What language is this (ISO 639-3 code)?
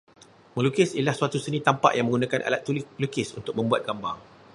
msa